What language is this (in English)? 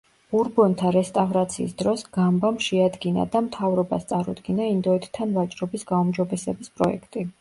Georgian